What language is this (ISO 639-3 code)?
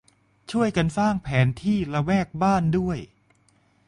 tha